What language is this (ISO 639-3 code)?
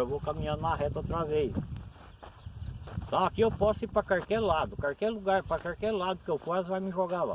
por